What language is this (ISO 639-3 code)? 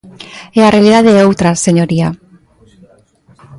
glg